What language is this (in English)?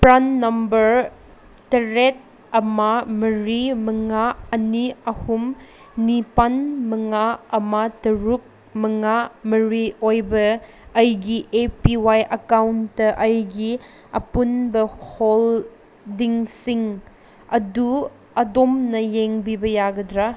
Manipuri